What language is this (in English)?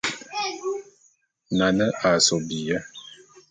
Bulu